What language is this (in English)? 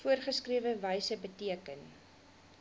Afrikaans